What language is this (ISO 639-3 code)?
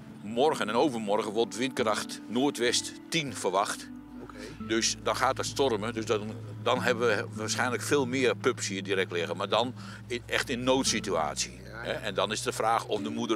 nld